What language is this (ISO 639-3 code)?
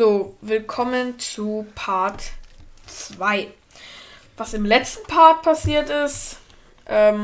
deu